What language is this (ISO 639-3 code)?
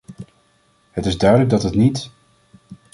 nld